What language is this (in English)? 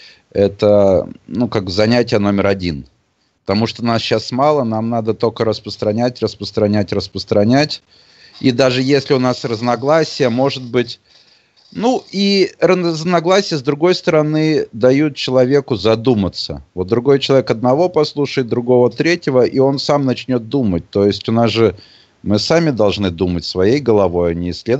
Russian